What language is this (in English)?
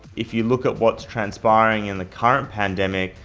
English